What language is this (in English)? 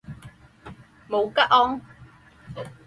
Chinese